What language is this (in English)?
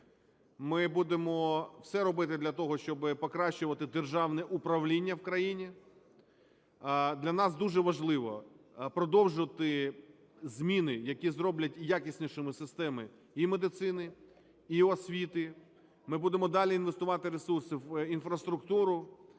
Ukrainian